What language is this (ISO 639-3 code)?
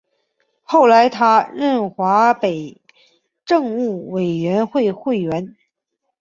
zho